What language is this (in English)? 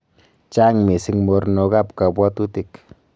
Kalenjin